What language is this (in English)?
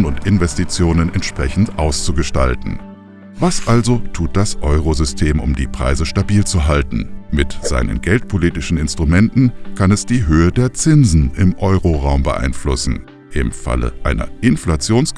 German